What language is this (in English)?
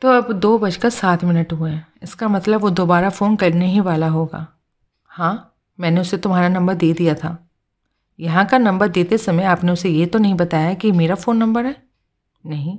Hindi